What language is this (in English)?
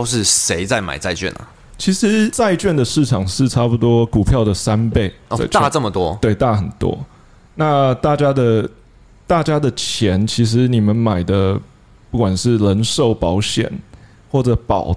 Chinese